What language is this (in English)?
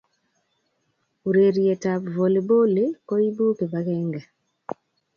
Kalenjin